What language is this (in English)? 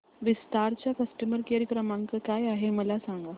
Marathi